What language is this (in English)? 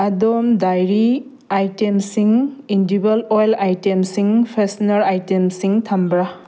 Manipuri